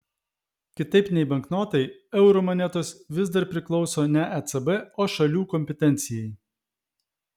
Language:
Lithuanian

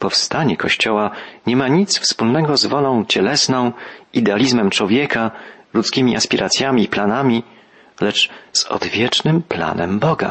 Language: Polish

